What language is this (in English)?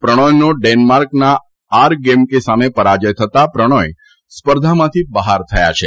Gujarati